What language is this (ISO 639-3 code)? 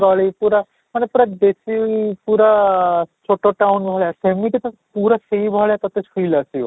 ori